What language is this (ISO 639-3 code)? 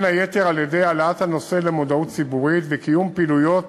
heb